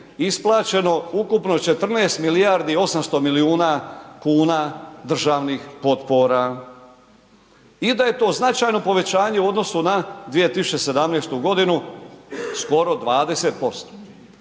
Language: Croatian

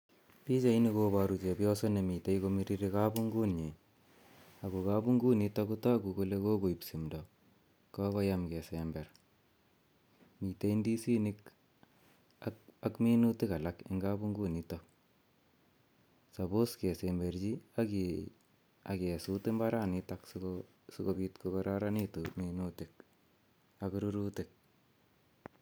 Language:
Kalenjin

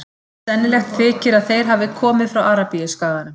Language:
Icelandic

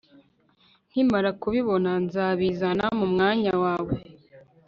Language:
Kinyarwanda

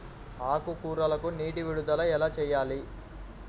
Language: Telugu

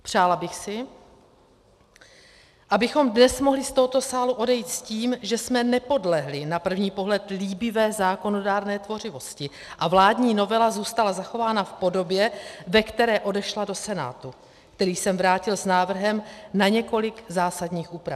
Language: Czech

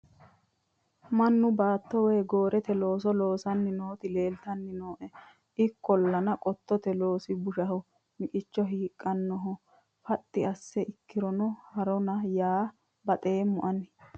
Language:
Sidamo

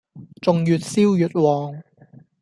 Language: Cantonese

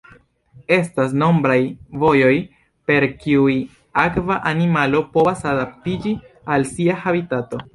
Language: Esperanto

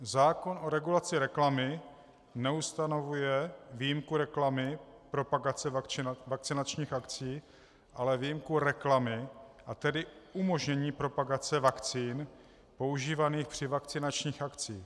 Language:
Czech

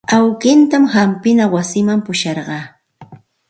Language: Santa Ana de Tusi Pasco Quechua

